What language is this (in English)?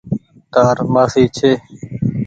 Goaria